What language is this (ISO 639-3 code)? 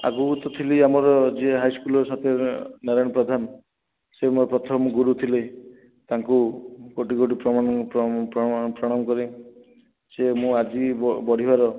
ori